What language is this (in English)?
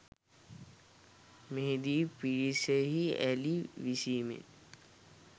Sinhala